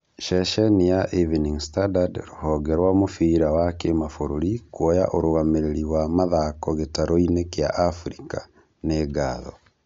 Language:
Kikuyu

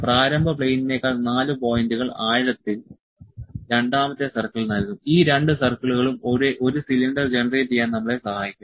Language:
Malayalam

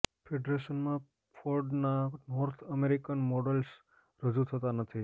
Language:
Gujarati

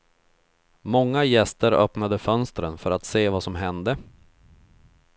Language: Swedish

